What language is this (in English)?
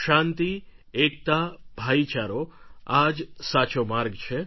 Gujarati